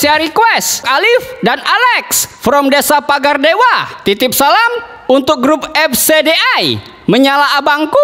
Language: Indonesian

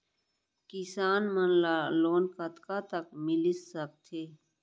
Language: Chhattisgarhi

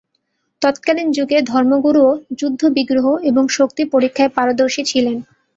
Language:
Bangla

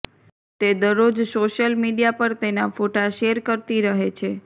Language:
Gujarati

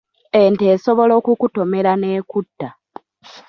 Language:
Ganda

